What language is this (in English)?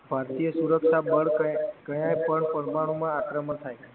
Gujarati